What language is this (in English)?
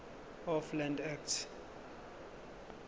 Zulu